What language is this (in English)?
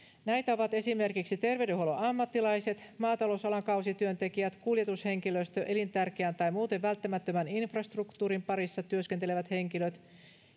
Finnish